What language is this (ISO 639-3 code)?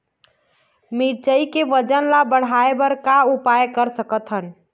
hne